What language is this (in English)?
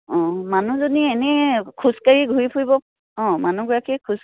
Assamese